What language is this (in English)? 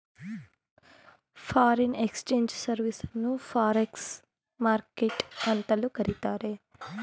Kannada